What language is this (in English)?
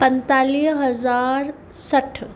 Sindhi